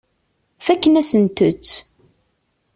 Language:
Kabyle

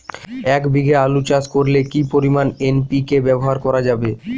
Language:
Bangla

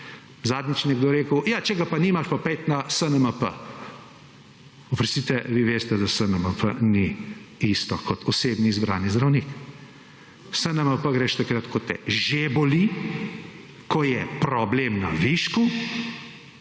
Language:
Slovenian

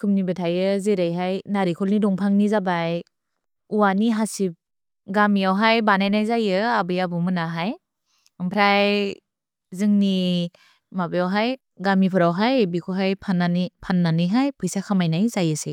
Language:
Bodo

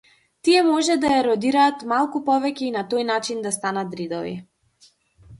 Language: Macedonian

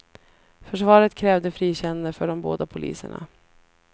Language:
Swedish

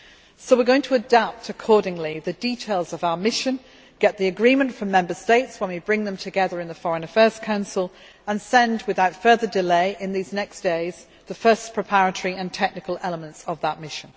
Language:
English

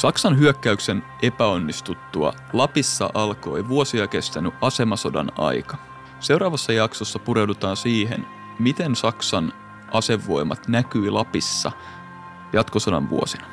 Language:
Finnish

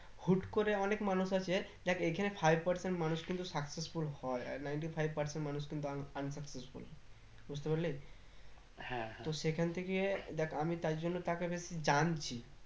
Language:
Bangla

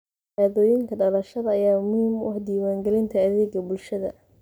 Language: Somali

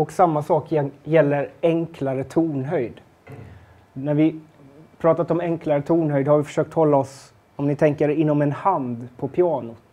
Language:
Swedish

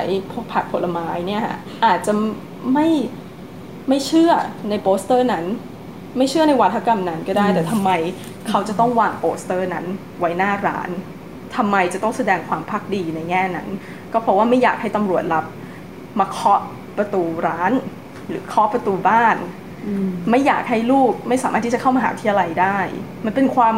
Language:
Thai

